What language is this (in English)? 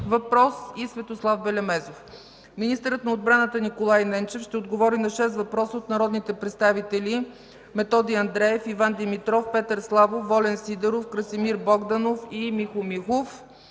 Bulgarian